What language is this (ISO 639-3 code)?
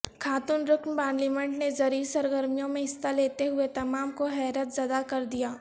urd